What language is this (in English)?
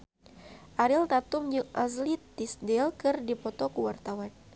Sundanese